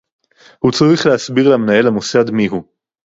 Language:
Hebrew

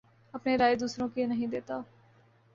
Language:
Urdu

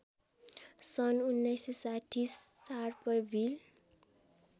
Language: Nepali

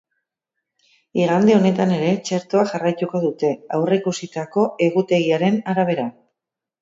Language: Basque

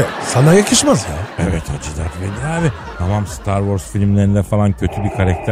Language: Turkish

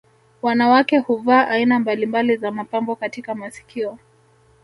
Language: Swahili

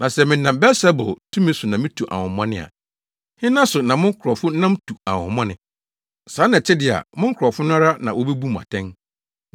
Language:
Akan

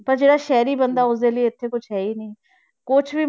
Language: Punjabi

